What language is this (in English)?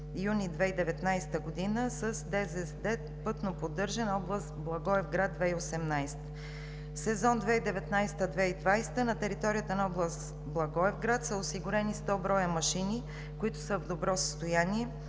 Bulgarian